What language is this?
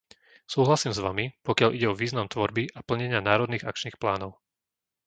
Slovak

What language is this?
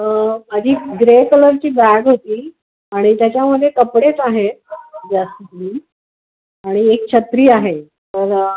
Marathi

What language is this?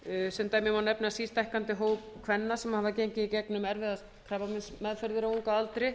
Icelandic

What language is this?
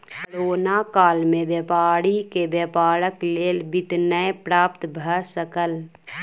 Maithili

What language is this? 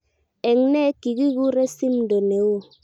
Kalenjin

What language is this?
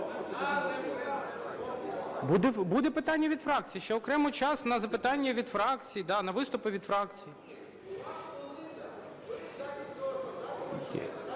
Ukrainian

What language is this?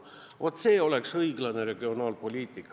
Estonian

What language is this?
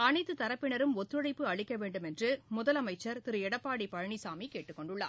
Tamil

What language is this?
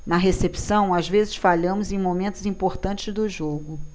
Portuguese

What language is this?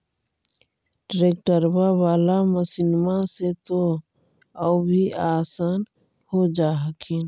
Magahi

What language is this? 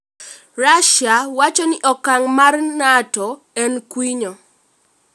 Luo (Kenya and Tanzania)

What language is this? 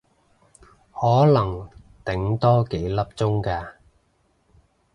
Cantonese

